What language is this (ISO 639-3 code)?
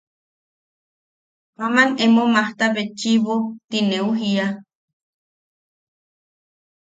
yaq